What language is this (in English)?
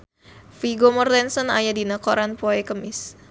Sundanese